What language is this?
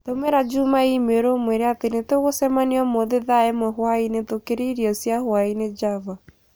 Kikuyu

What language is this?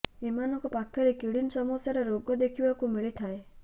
Odia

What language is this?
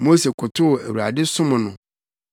Akan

